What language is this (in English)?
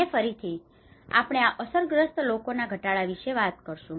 Gujarati